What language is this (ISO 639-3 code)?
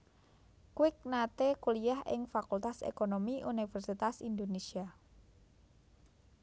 jav